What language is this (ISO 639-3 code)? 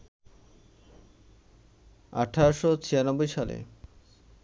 ben